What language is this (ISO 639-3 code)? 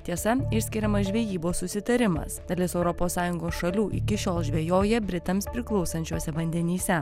lit